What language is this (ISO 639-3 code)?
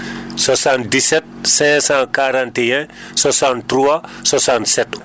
ful